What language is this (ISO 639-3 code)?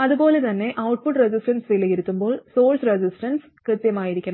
mal